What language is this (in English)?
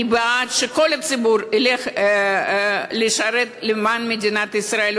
Hebrew